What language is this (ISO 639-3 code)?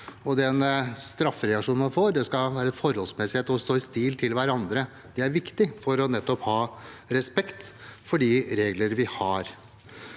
nor